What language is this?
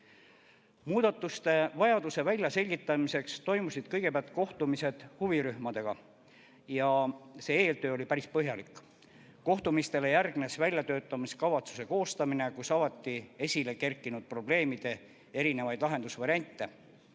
Estonian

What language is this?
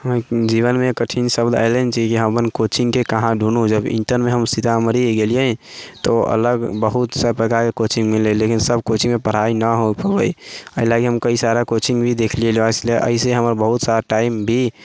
Maithili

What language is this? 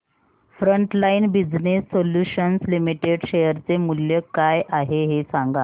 Marathi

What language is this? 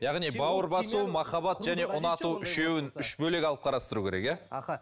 Kazakh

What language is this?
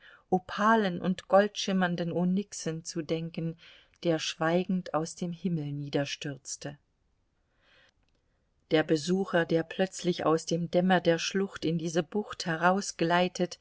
German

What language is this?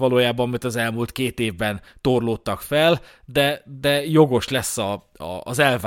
Hungarian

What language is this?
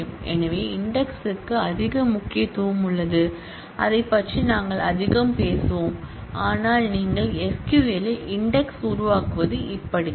Tamil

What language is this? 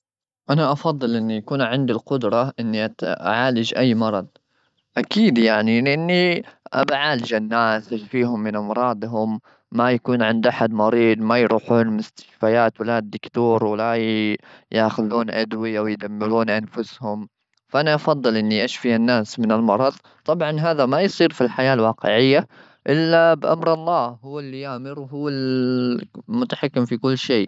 Gulf Arabic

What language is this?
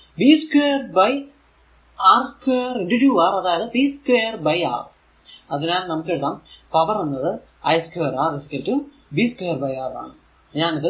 Malayalam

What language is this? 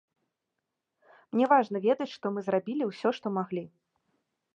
Belarusian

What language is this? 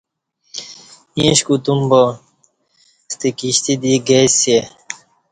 Kati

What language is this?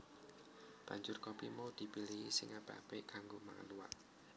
Javanese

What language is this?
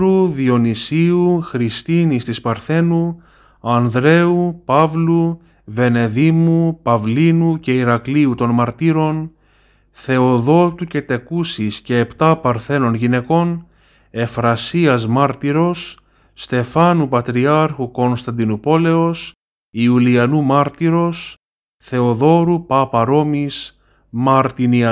Greek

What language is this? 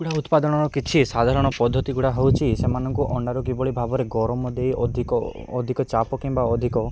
Odia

